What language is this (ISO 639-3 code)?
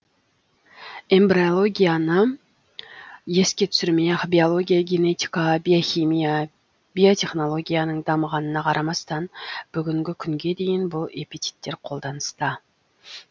kaz